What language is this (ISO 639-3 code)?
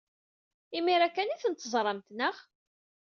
kab